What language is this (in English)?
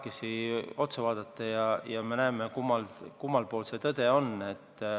Estonian